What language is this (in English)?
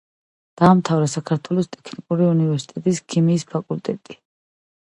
Georgian